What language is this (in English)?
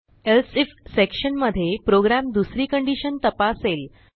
Marathi